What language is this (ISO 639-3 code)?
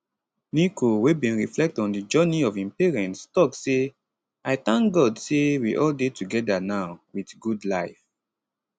pcm